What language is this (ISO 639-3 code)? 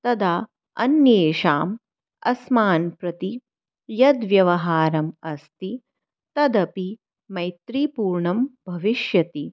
san